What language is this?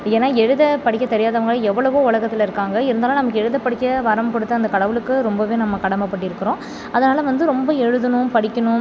Tamil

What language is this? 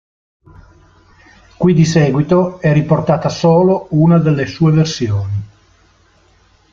Italian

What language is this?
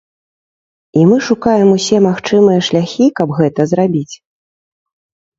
Belarusian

